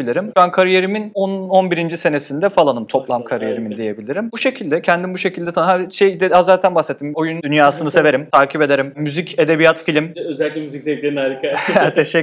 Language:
Turkish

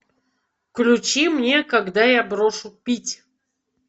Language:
Russian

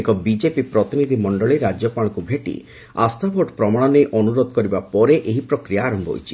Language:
Odia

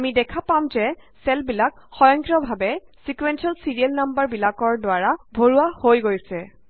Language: Assamese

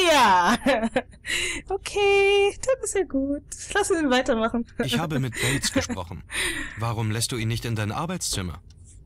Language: German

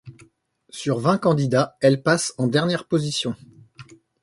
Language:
French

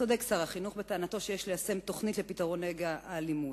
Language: Hebrew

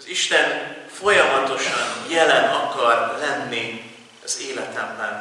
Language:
Hungarian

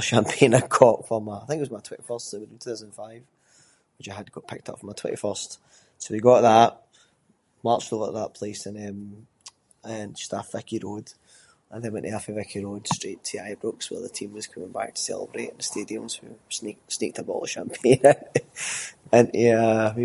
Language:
Scots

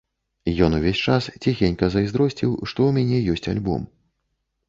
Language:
Belarusian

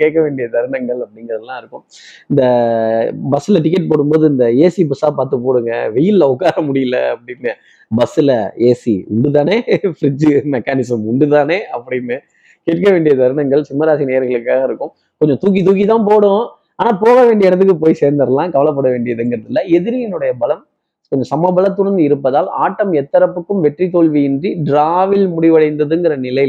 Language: Tamil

